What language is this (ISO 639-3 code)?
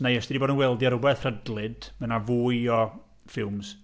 cym